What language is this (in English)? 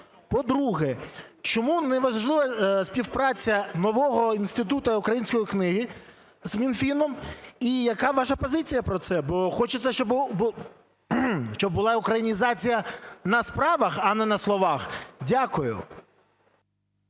Ukrainian